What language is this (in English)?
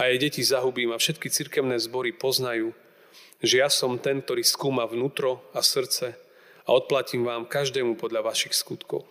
Slovak